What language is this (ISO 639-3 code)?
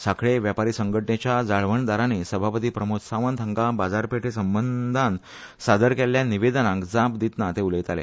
kok